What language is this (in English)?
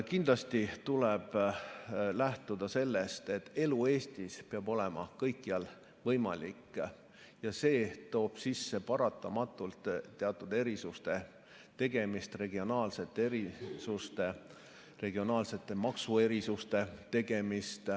Estonian